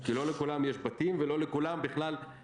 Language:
Hebrew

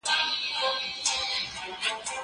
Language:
Pashto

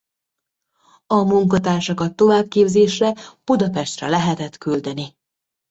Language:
Hungarian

